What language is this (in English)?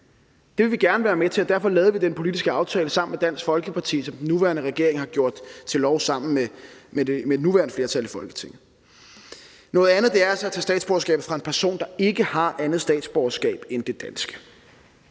Danish